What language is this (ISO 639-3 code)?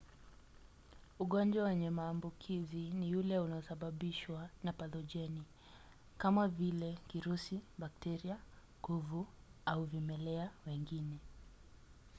swa